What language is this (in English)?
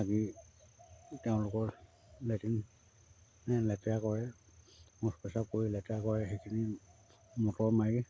Assamese